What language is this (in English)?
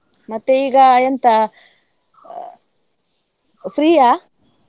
Kannada